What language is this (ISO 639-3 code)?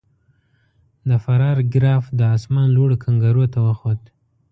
pus